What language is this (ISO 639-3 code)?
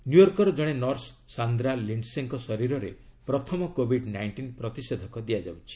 ori